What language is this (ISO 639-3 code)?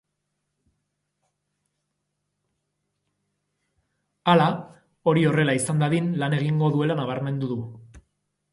eus